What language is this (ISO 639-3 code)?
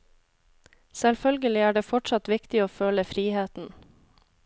nor